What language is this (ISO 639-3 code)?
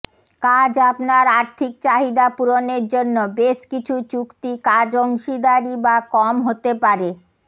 ben